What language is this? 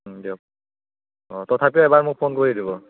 Assamese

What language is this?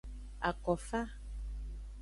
Aja (Benin)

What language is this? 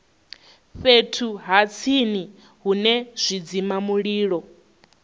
Venda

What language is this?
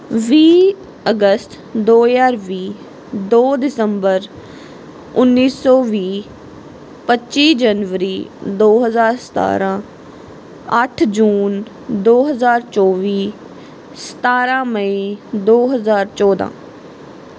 Punjabi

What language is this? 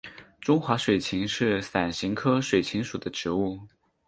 Chinese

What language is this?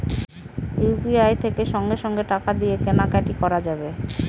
Bangla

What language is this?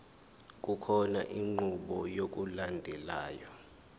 Zulu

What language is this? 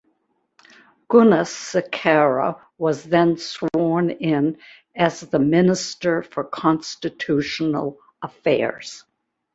English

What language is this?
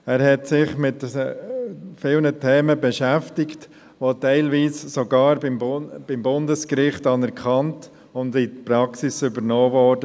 Swiss German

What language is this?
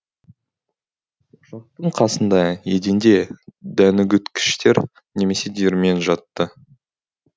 Kazakh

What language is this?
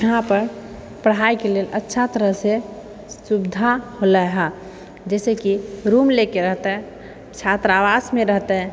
Maithili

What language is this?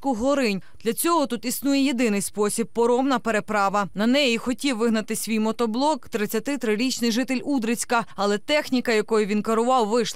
Ukrainian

